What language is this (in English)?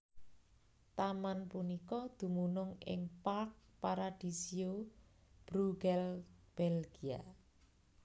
Javanese